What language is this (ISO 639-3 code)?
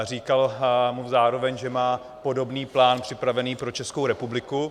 ces